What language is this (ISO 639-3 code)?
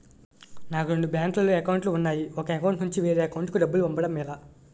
tel